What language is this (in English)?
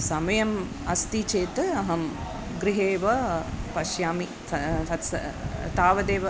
Sanskrit